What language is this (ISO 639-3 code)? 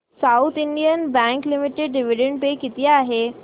mar